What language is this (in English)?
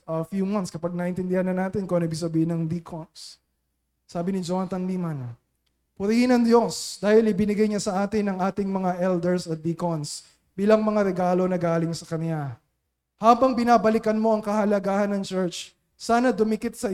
Filipino